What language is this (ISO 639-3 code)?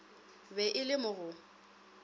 nso